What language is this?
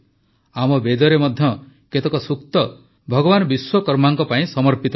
Odia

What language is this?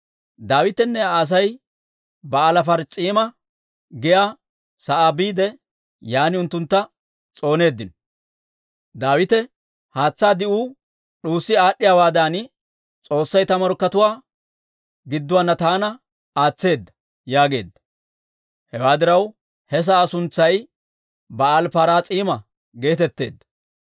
Dawro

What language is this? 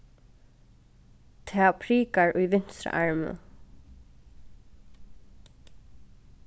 Faroese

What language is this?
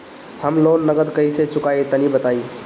Bhojpuri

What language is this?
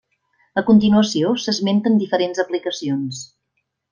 Catalan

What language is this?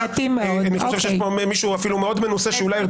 Hebrew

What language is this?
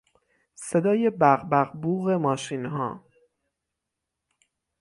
Persian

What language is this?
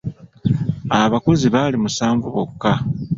Ganda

